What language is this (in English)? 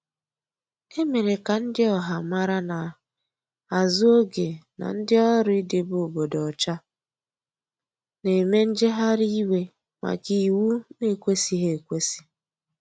Igbo